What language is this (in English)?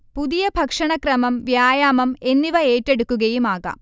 Malayalam